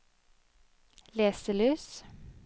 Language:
Norwegian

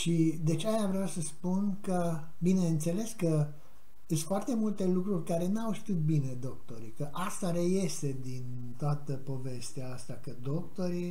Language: Romanian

